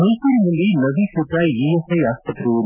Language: Kannada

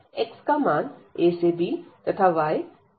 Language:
Hindi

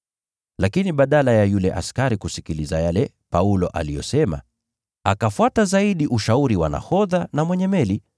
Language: Swahili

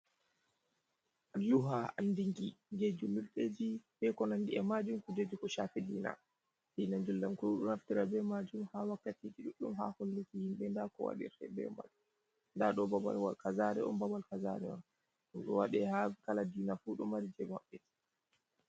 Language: Fula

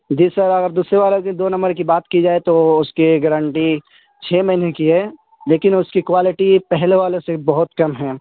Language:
Urdu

